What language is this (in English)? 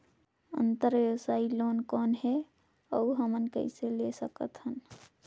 Chhattisgarhi